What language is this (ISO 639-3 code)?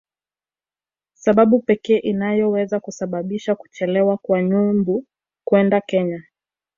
swa